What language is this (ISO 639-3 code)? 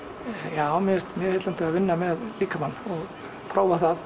isl